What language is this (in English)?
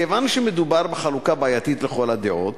Hebrew